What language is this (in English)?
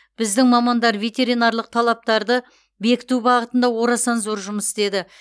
Kazakh